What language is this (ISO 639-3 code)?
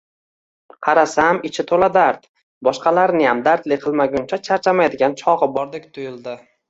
uzb